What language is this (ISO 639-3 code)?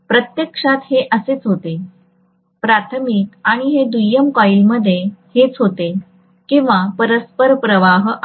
mar